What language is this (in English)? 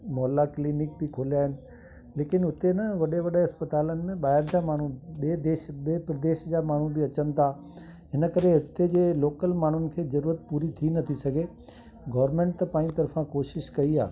Sindhi